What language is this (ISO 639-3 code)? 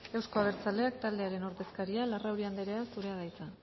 eus